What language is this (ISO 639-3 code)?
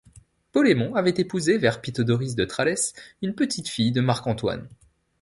fra